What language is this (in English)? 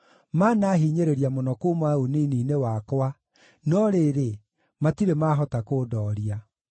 Kikuyu